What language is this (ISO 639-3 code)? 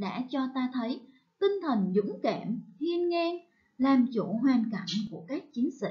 vie